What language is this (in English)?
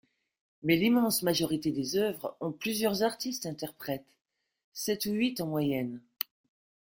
French